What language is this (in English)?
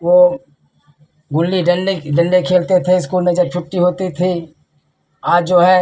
Hindi